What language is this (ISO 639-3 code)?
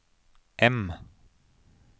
nor